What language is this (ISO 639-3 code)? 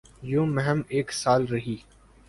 urd